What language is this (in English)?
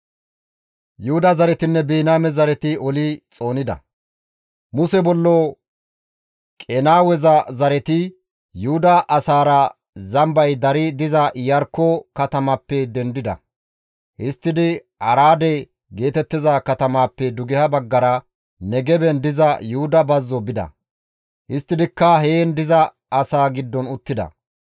Gamo